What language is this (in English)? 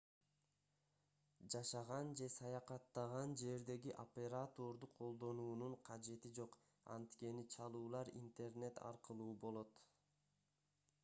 Kyrgyz